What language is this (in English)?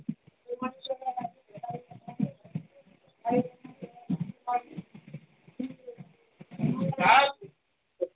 Urdu